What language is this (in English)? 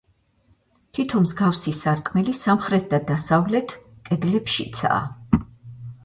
Georgian